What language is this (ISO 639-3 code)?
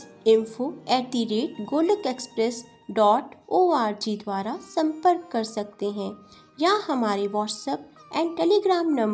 hin